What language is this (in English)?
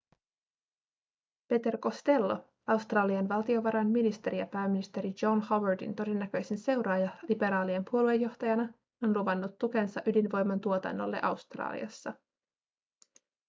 Finnish